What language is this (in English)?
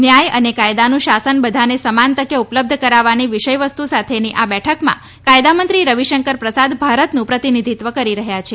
Gujarati